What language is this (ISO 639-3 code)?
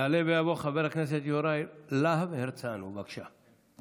heb